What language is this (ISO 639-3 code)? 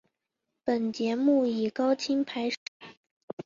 zho